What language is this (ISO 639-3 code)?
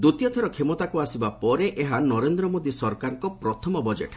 ori